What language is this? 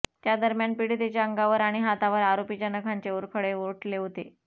Marathi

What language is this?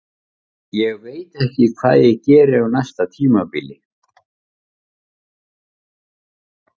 Icelandic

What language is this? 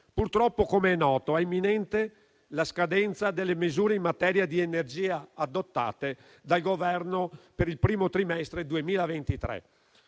Italian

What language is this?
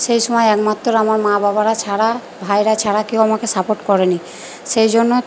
Bangla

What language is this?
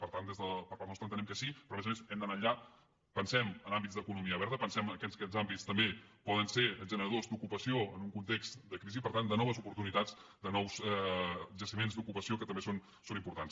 Catalan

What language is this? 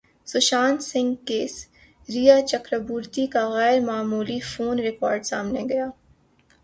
Urdu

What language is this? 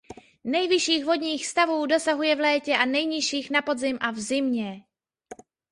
Czech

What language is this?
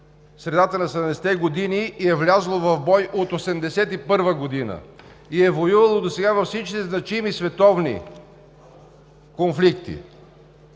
Bulgarian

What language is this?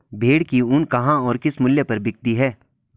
Hindi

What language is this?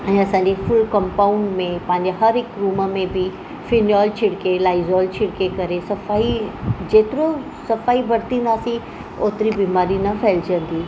Sindhi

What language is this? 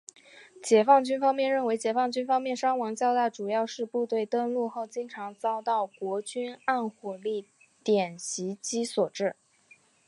Chinese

